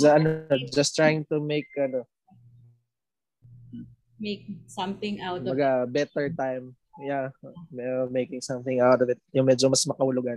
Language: Filipino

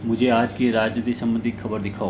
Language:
Hindi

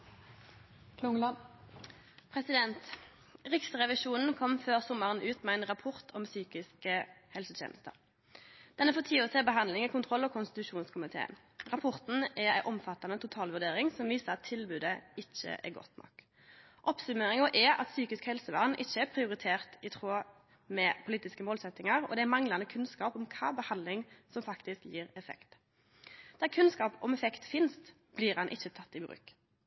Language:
Norwegian Nynorsk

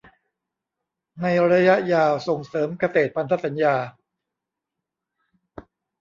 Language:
Thai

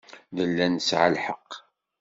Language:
Kabyle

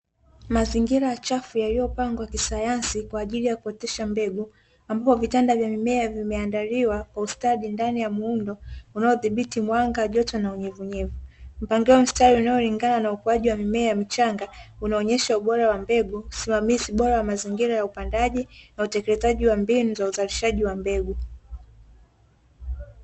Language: Swahili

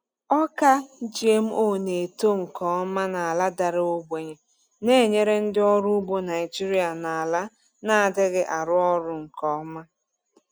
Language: Igbo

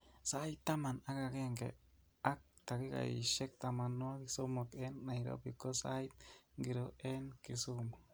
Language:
Kalenjin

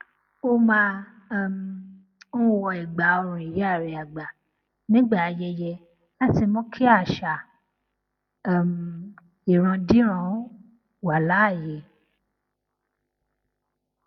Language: Yoruba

